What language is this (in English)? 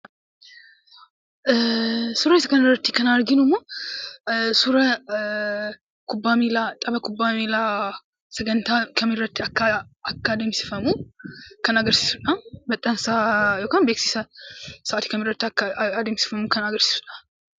Oromo